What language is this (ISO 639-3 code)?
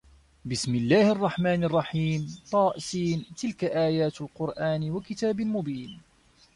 ara